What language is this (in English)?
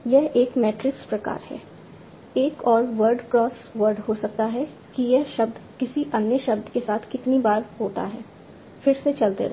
Hindi